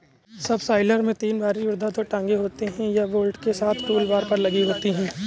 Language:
Hindi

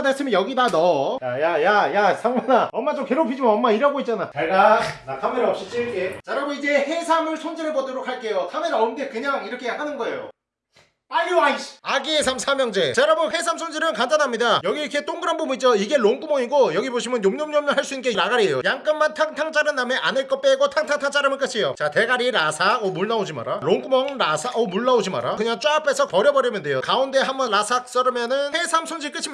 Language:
Korean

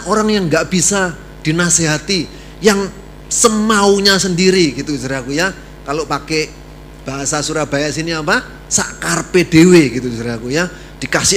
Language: Indonesian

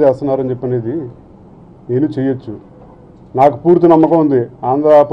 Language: Telugu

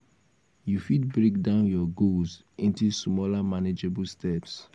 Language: Nigerian Pidgin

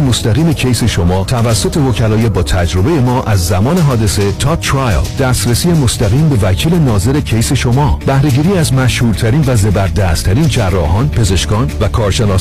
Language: Persian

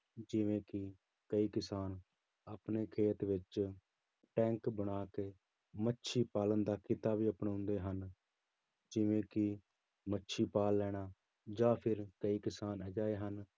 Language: Punjabi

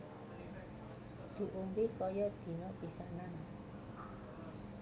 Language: Javanese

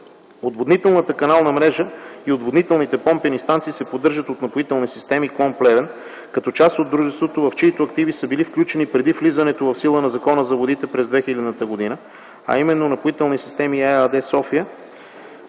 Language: Bulgarian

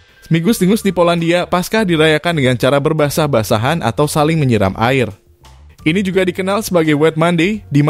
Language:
Indonesian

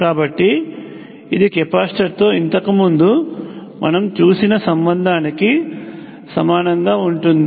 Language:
Telugu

